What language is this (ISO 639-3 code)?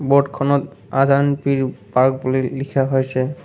asm